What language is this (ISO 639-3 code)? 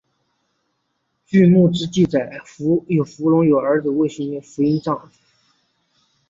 zho